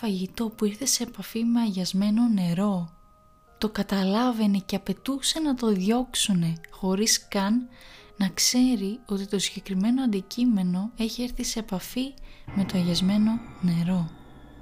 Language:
Greek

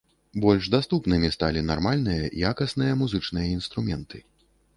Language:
Belarusian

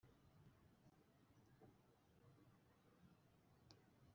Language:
Kinyarwanda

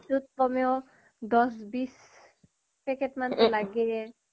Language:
Assamese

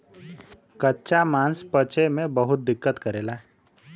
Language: Bhojpuri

